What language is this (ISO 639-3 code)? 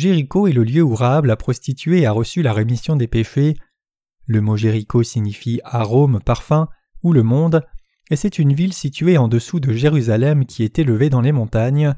fra